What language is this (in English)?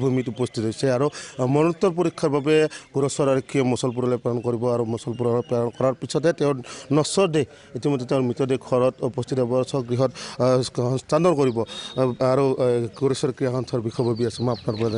Bangla